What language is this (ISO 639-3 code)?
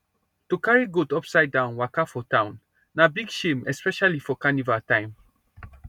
pcm